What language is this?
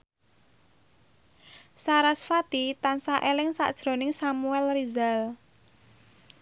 Javanese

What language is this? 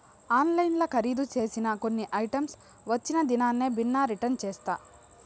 Telugu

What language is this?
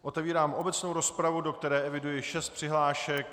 Czech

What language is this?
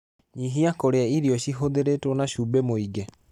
Kikuyu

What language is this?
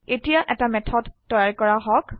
Assamese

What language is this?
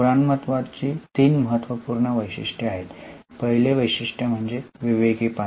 Marathi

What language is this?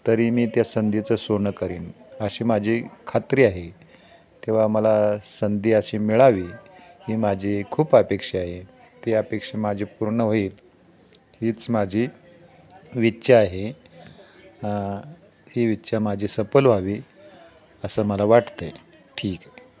Marathi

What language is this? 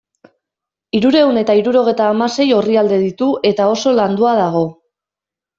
Basque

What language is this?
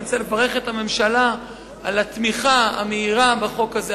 Hebrew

